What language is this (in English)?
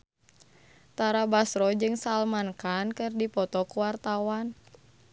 Sundanese